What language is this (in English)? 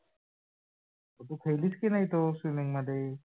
Marathi